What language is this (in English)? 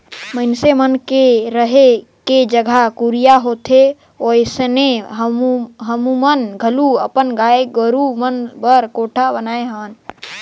Chhattisgarhi